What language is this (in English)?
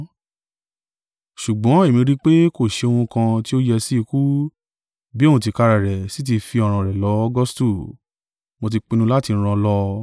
Yoruba